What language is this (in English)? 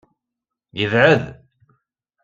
Kabyle